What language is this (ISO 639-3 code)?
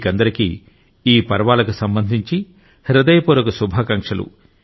tel